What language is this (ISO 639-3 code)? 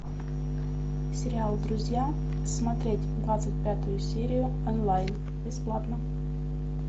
rus